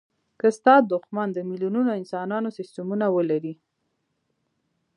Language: Pashto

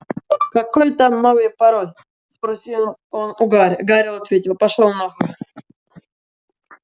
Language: Russian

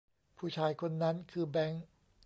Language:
Thai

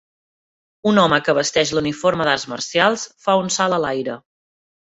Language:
Catalan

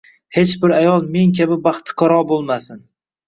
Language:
Uzbek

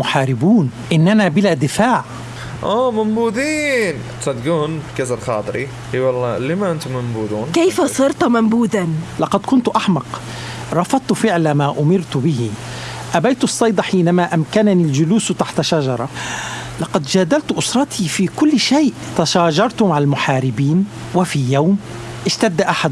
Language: Arabic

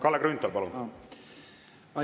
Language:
Estonian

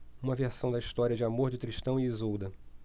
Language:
Portuguese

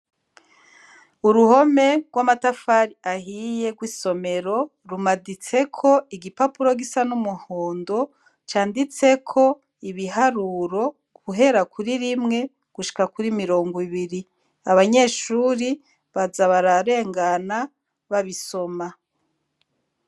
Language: Rundi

